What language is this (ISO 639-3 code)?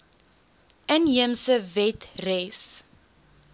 afr